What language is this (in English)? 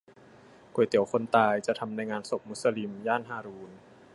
Thai